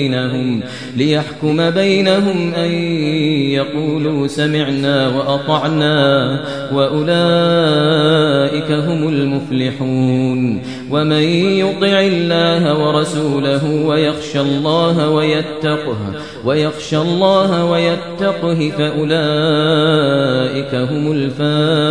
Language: Arabic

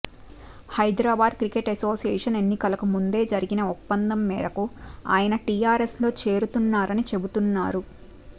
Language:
Telugu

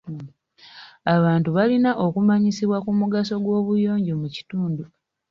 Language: Ganda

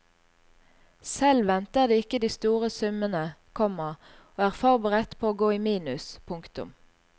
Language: Norwegian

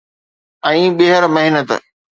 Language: Sindhi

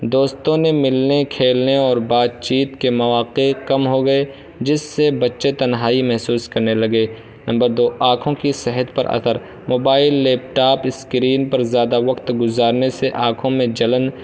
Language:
Urdu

